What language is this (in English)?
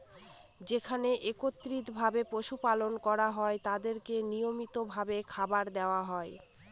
Bangla